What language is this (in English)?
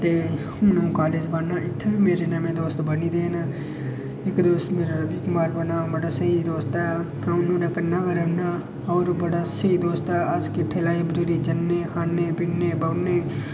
Dogri